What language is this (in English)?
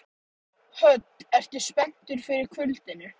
Icelandic